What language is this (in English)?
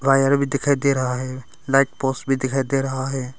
Hindi